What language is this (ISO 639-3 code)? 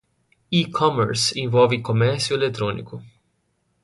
por